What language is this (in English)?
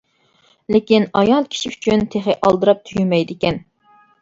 Uyghur